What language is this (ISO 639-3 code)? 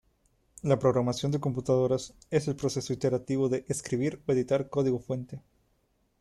spa